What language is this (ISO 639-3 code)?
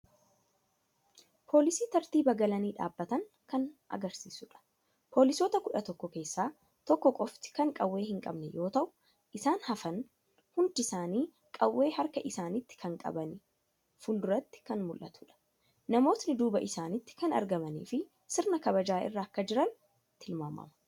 orm